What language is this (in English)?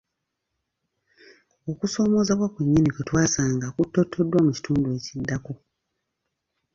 Ganda